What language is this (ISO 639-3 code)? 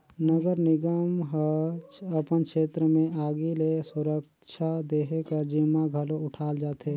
hne